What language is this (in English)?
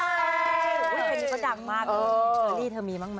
Thai